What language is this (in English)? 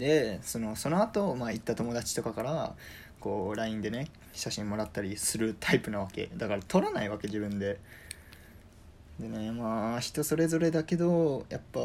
Japanese